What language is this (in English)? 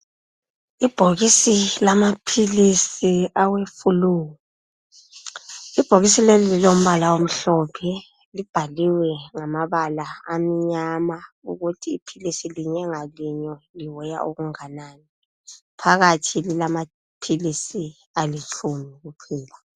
North Ndebele